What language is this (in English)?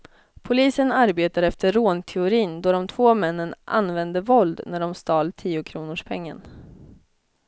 Swedish